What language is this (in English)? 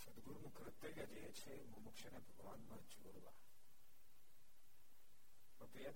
Gujarati